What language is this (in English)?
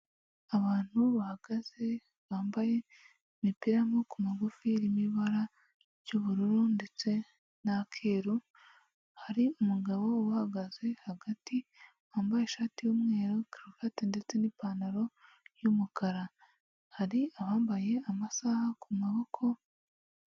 Kinyarwanda